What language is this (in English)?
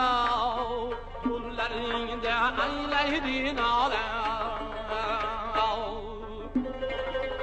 Arabic